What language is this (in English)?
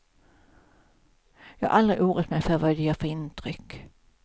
Swedish